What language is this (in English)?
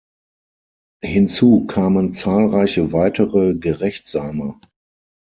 German